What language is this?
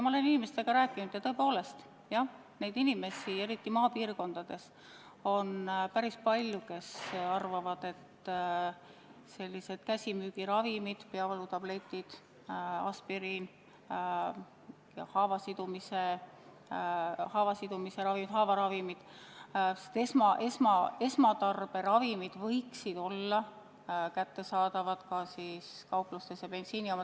Estonian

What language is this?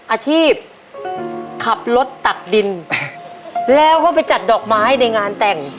Thai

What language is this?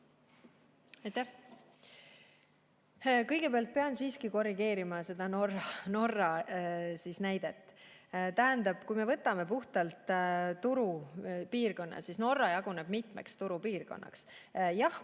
Estonian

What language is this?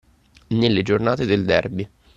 Italian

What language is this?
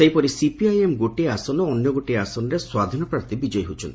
Odia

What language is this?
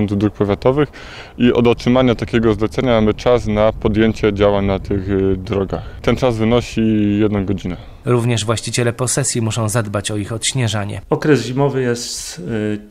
Polish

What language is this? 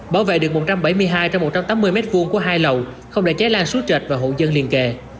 Vietnamese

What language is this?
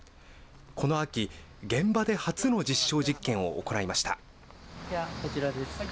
Japanese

